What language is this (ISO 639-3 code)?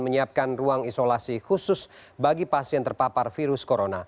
ind